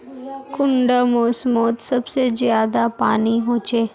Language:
Magahi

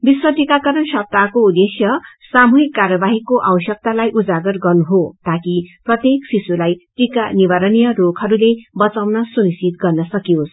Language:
Nepali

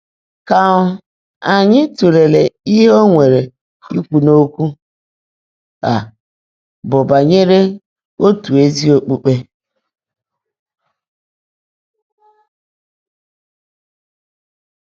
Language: Igbo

